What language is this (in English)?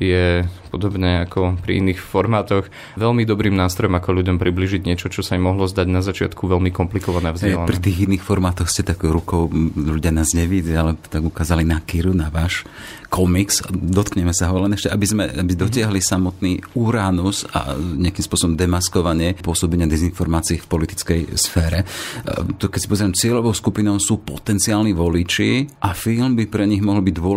Slovak